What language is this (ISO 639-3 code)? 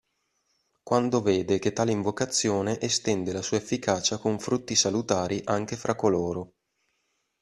ita